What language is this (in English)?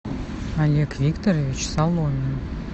Russian